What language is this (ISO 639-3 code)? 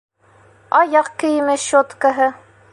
bak